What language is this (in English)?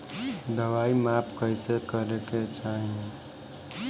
Bhojpuri